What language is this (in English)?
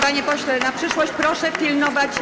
Polish